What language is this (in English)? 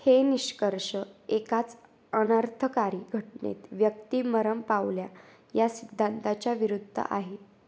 Marathi